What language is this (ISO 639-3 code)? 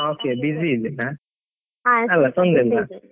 kan